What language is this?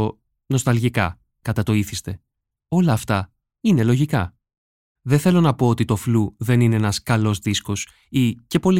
Greek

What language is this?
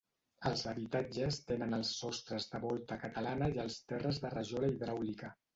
Catalan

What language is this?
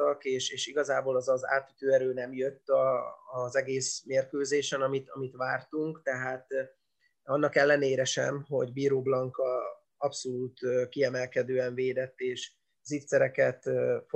Hungarian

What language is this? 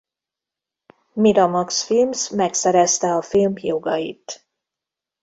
Hungarian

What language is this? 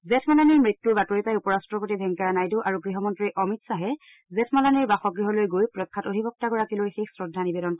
Assamese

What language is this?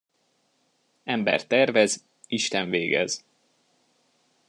Hungarian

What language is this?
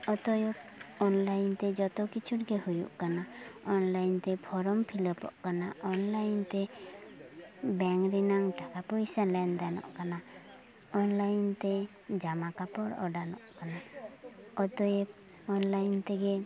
Santali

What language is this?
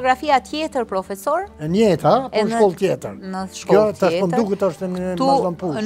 Romanian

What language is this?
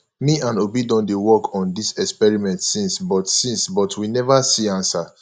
Nigerian Pidgin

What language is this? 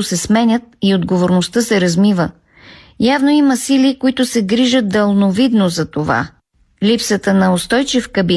Bulgarian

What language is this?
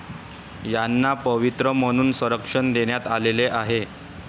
Marathi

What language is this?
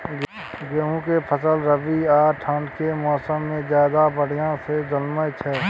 Maithili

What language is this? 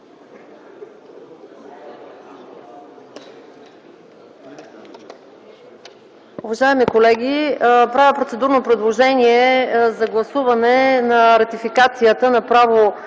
Bulgarian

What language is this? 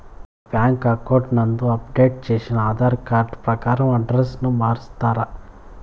Telugu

